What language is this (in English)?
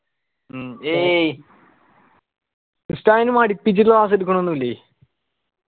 Malayalam